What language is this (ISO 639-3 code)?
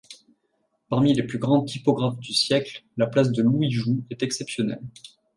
fra